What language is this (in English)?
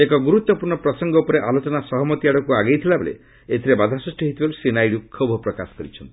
Odia